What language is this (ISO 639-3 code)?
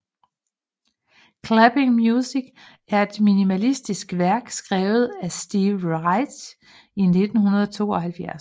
dan